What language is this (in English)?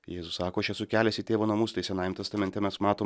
Lithuanian